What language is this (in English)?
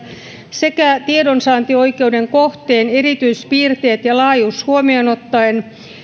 Finnish